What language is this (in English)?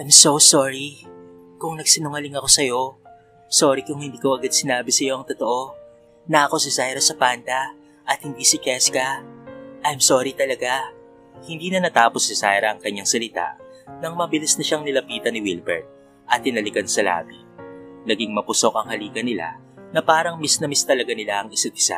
Filipino